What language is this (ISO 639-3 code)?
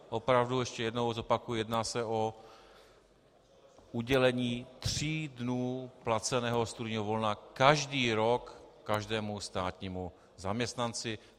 ces